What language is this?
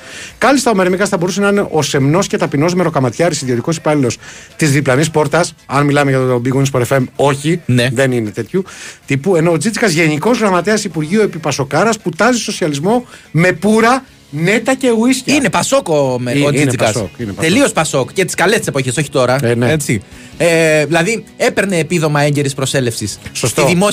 Greek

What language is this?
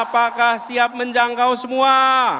Indonesian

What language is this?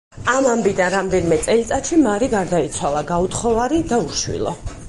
Georgian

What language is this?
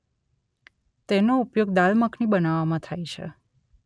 Gujarati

